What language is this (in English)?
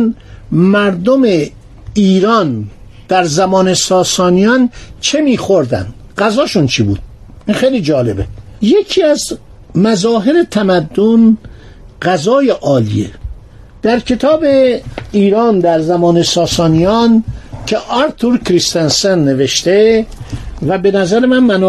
Persian